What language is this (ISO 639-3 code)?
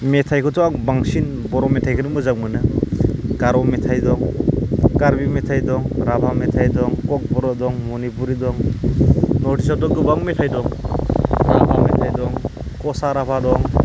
brx